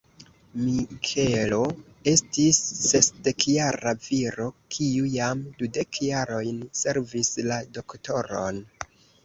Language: Esperanto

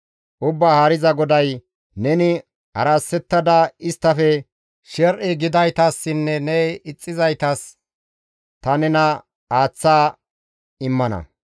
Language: Gamo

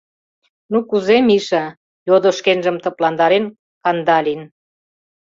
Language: Mari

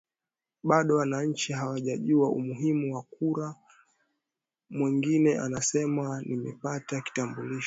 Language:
Swahili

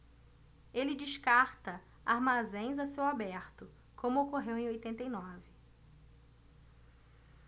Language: Portuguese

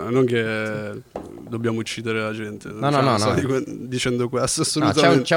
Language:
Italian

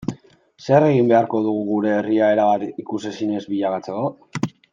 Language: Basque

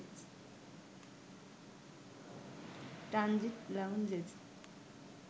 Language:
Bangla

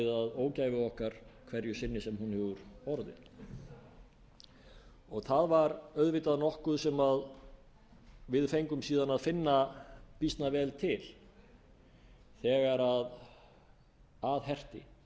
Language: Icelandic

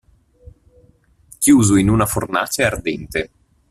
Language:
Italian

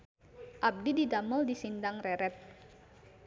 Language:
Sundanese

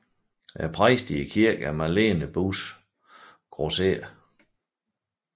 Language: Danish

